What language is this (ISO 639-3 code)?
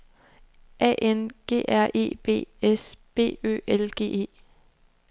dan